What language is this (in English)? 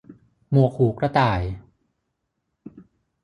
Thai